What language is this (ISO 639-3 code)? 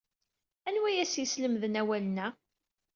kab